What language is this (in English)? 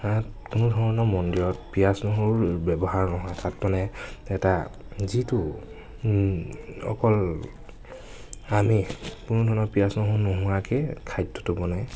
Assamese